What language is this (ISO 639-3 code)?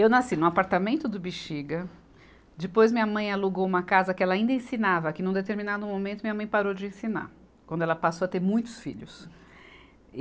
por